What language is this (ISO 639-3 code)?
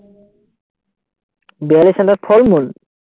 asm